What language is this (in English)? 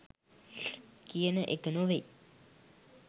Sinhala